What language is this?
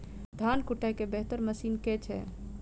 Maithili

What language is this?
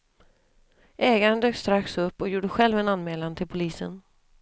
Swedish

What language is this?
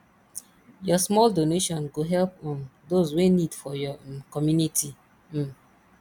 Nigerian Pidgin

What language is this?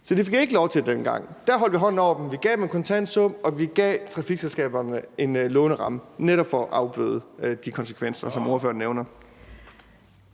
Danish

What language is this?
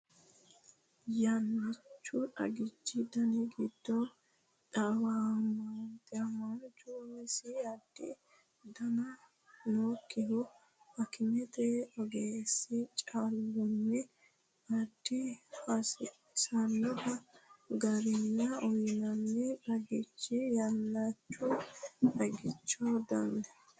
Sidamo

